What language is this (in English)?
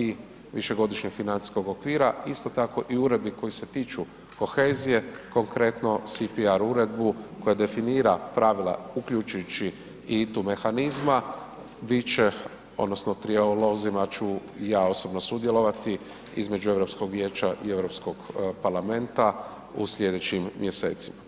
Croatian